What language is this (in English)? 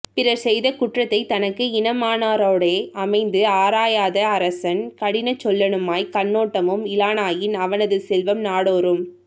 Tamil